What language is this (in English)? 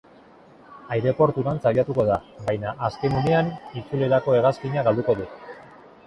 Basque